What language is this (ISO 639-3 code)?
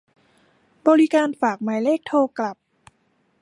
tha